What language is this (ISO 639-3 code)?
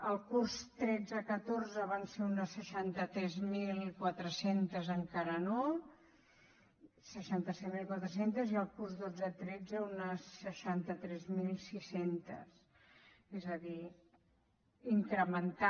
cat